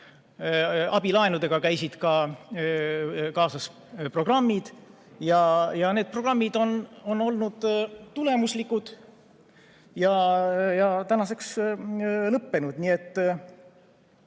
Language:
Estonian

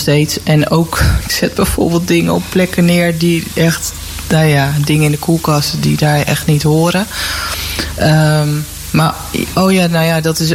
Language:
Dutch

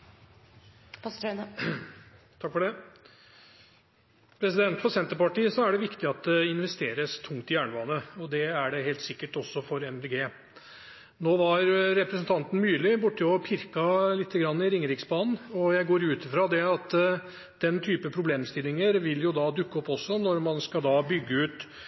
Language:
Norwegian Bokmål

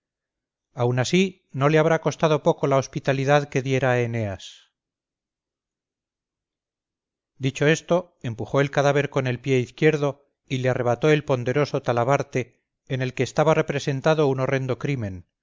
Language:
Spanish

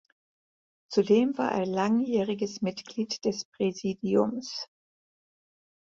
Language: German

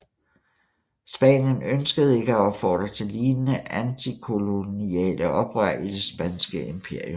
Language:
Danish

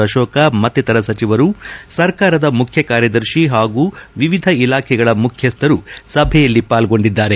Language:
Kannada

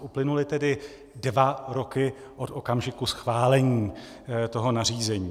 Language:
Czech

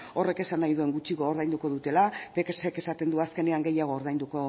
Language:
Basque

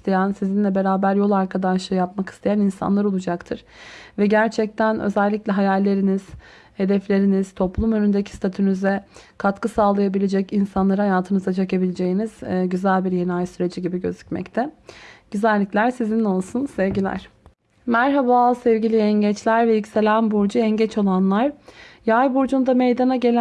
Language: Turkish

